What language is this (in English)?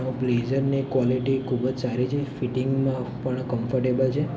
Gujarati